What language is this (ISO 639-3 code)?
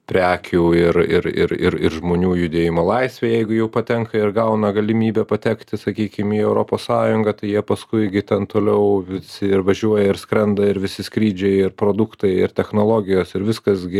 lit